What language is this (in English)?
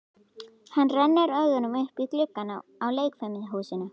Icelandic